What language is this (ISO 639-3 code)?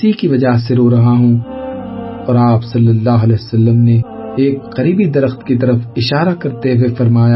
urd